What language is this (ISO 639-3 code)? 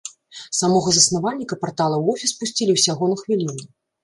bel